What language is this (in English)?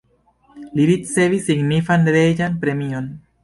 Esperanto